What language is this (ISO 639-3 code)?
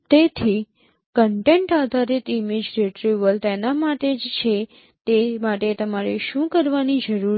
guj